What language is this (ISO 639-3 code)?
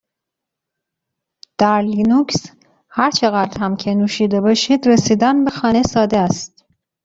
fas